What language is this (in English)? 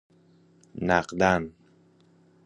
Persian